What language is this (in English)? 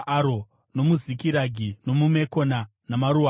Shona